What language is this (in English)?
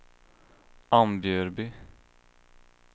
Swedish